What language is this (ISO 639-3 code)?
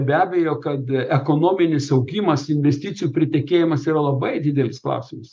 lit